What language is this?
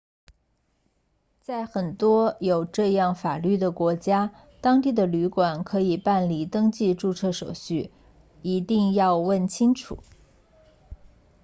Chinese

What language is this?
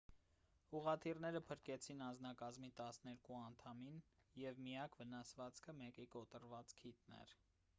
Armenian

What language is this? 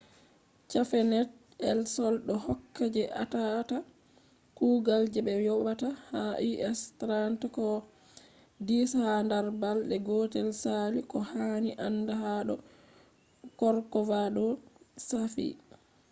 Fula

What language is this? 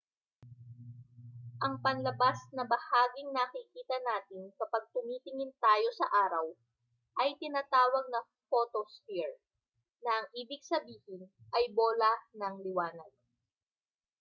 Filipino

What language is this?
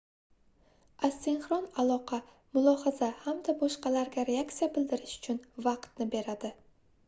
Uzbek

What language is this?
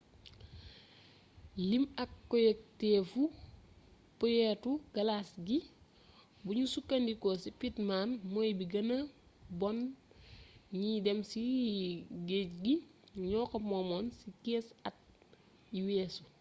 Wolof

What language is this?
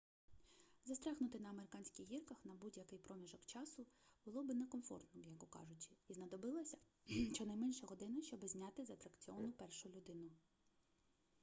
Ukrainian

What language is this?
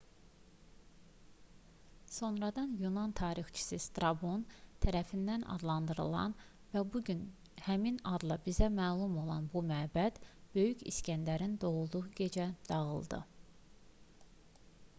Azerbaijani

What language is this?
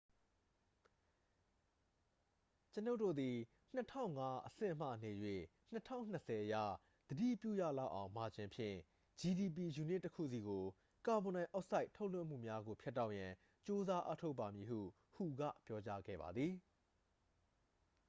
Burmese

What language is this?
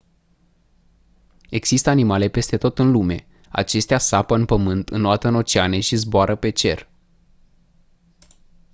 Romanian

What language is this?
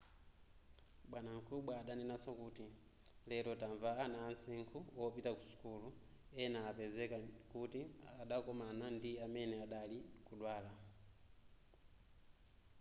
Nyanja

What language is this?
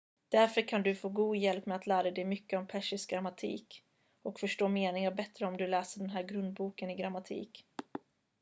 Swedish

